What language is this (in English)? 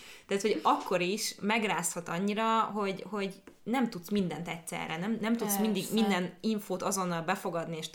Hungarian